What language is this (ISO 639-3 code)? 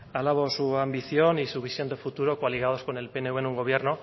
spa